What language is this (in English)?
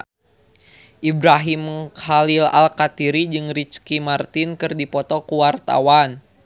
Sundanese